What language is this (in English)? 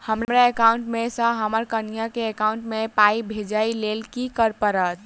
Maithili